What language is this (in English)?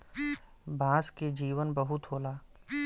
Bhojpuri